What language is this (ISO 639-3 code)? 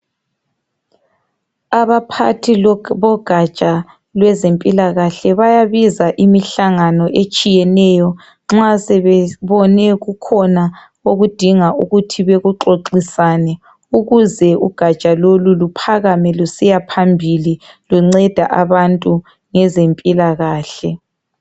nde